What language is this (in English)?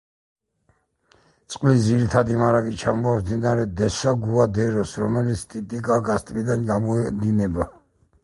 Georgian